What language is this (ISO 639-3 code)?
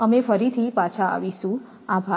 guj